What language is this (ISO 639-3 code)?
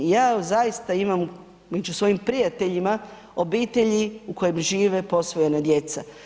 hrv